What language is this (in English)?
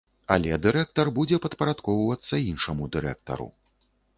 Belarusian